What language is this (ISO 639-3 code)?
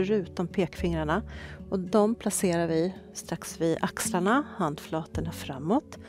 swe